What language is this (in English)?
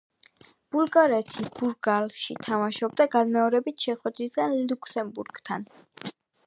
Georgian